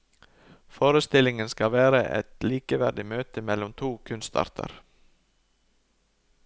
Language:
Norwegian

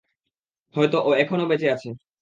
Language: Bangla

